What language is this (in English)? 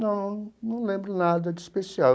Portuguese